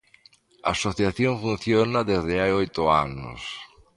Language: Galician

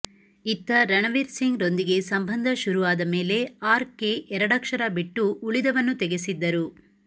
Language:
Kannada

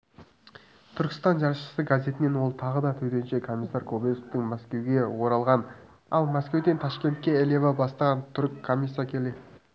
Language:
Kazakh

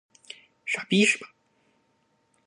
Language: Chinese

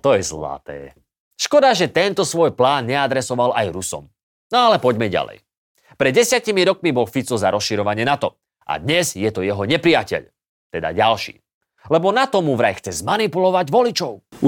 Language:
Slovak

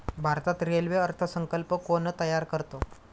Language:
Marathi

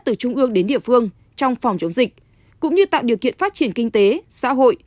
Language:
Vietnamese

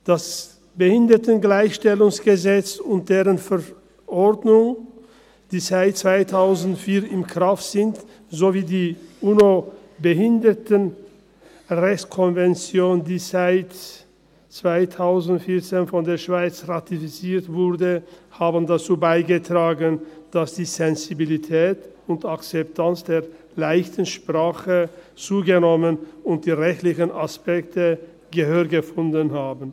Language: Swiss German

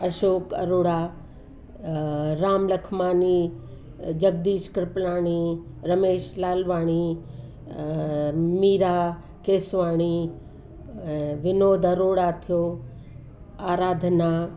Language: Sindhi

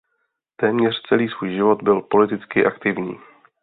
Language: Czech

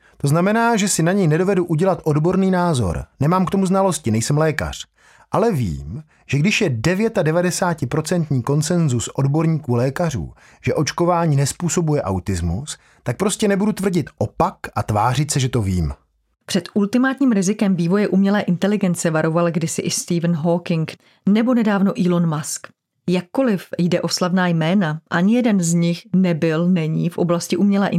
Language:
Czech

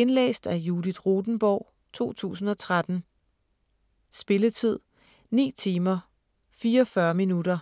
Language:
Danish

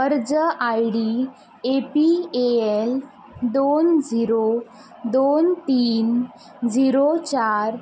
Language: Konkani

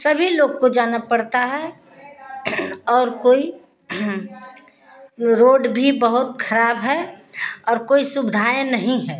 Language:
Hindi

